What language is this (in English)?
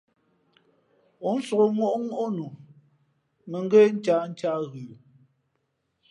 Fe'fe'